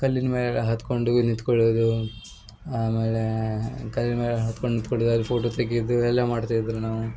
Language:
Kannada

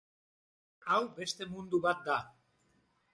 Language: Basque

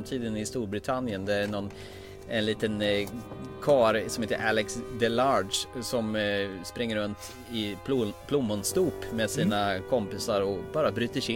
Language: Swedish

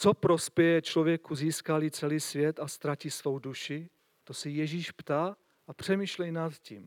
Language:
Czech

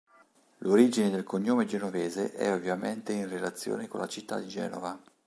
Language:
Italian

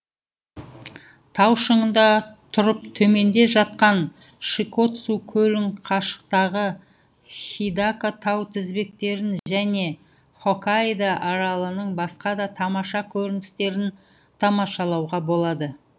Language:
Kazakh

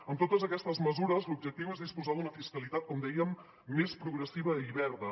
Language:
Catalan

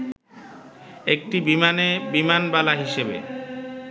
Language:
Bangla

